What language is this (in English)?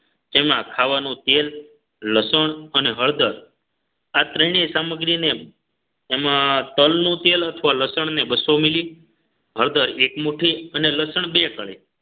Gujarati